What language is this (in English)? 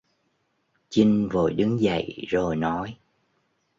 Vietnamese